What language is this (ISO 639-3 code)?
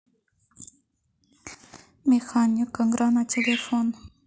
rus